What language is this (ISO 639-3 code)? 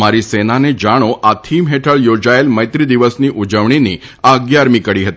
guj